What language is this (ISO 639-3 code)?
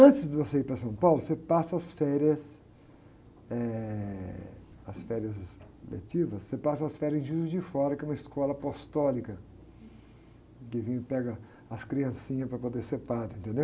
por